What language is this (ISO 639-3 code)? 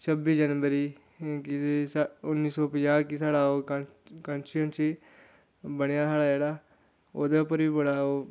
doi